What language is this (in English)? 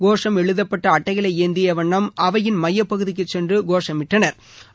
Tamil